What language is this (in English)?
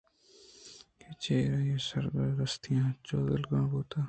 Eastern Balochi